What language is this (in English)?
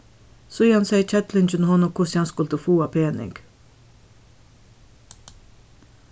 Faroese